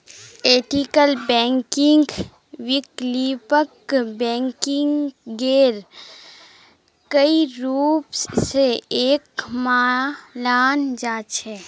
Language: Magahi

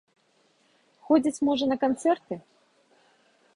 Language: Belarusian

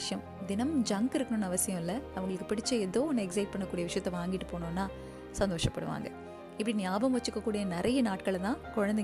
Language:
Tamil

